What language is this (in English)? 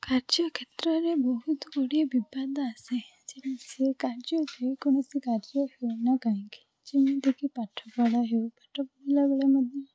Odia